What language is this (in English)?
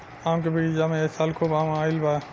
Bhojpuri